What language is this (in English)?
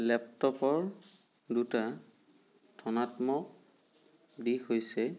Assamese